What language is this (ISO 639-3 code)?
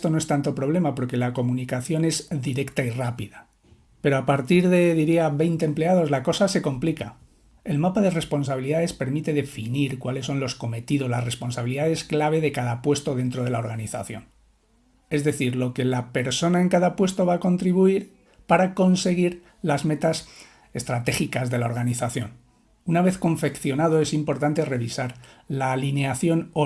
spa